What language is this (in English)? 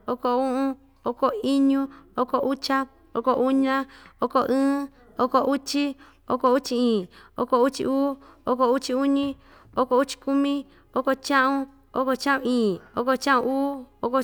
Ixtayutla Mixtec